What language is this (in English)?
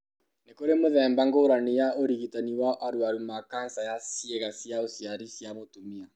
Kikuyu